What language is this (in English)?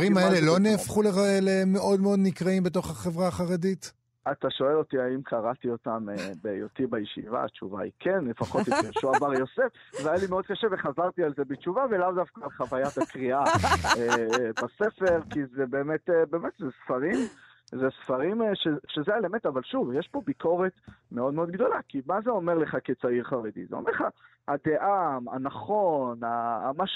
Hebrew